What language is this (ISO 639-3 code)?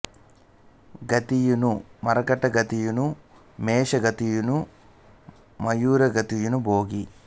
tel